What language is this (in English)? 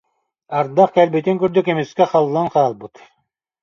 Yakut